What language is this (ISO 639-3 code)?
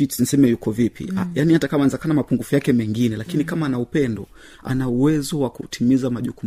swa